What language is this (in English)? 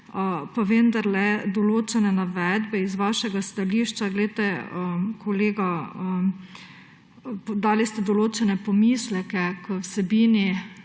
Slovenian